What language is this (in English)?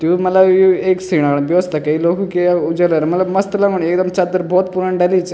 Garhwali